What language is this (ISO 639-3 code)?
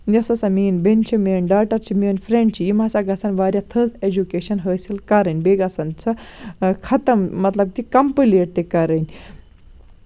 kas